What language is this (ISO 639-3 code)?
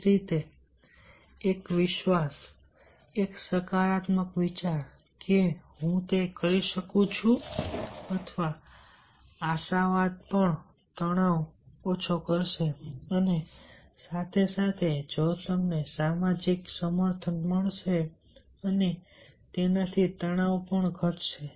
guj